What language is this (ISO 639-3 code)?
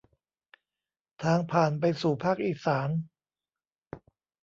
tha